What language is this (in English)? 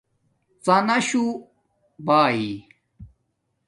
Domaaki